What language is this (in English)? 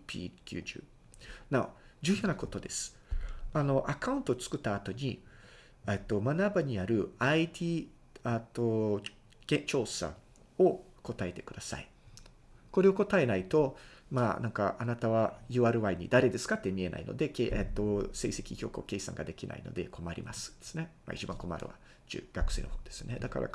Japanese